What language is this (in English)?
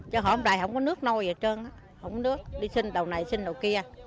Vietnamese